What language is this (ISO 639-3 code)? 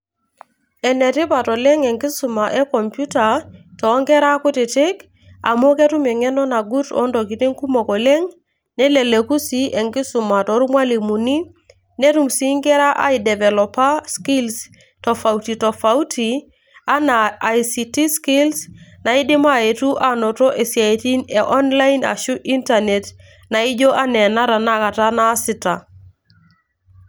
mas